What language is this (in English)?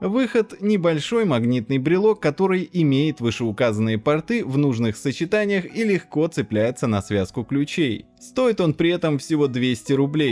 Russian